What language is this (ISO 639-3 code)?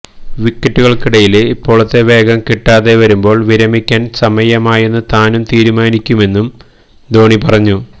mal